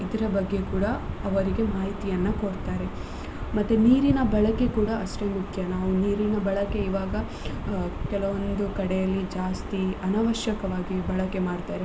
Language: Kannada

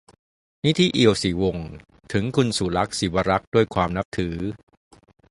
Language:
Thai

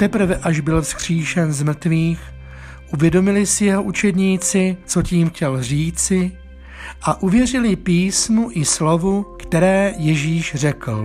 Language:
Czech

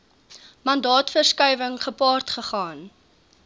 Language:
Afrikaans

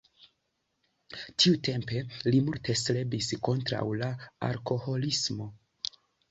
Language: Esperanto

